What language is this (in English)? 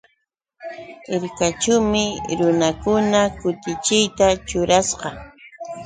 Yauyos Quechua